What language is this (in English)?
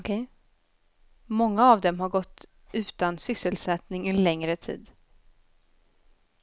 Swedish